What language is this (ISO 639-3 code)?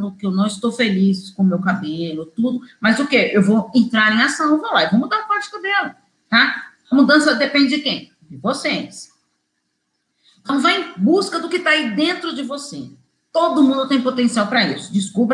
por